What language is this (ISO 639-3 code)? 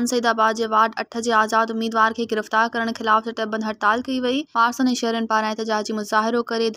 hin